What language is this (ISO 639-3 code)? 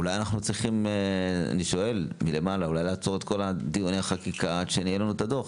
heb